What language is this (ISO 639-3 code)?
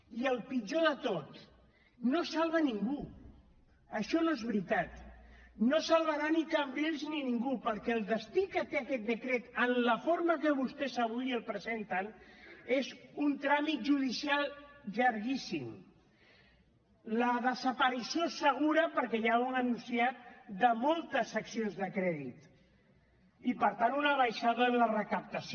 cat